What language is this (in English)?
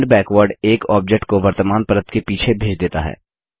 Hindi